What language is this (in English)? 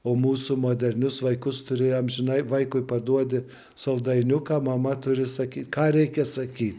Lithuanian